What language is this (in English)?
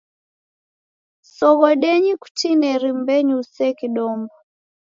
Taita